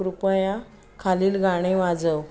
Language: Marathi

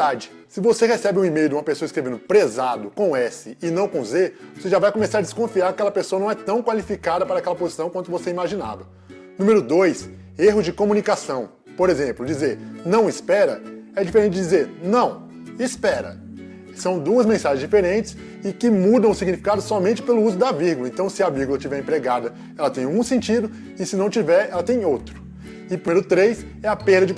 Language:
Portuguese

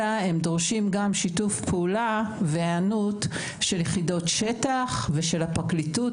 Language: Hebrew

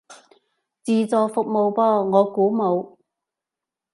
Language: Cantonese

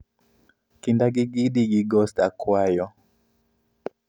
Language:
Luo (Kenya and Tanzania)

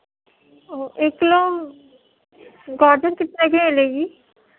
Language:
Urdu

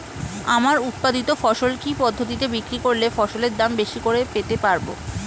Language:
Bangla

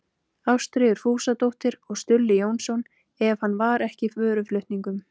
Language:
Icelandic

